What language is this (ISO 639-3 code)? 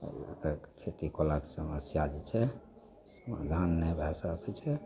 mai